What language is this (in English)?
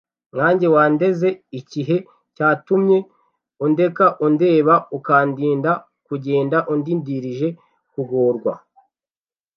Kinyarwanda